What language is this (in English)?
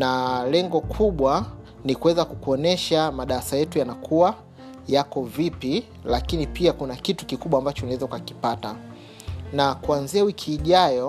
Swahili